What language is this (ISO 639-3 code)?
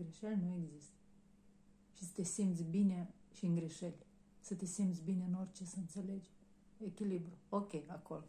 ron